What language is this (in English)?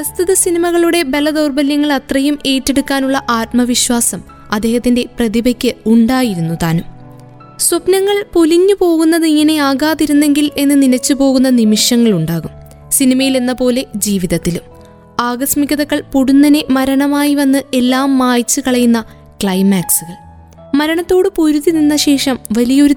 Malayalam